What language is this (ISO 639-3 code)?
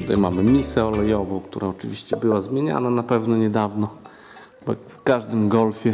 pol